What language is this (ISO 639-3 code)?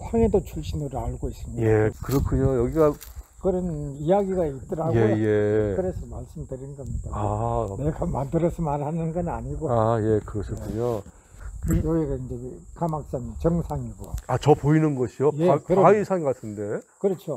kor